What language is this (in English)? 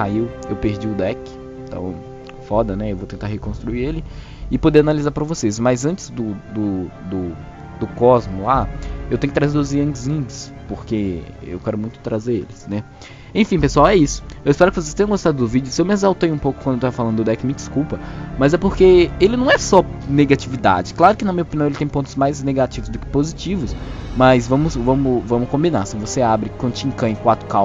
Portuguese